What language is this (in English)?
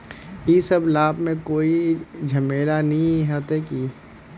Magahi